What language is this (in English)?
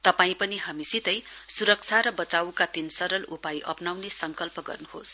Nepali